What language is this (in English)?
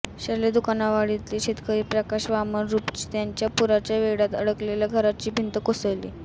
Marathi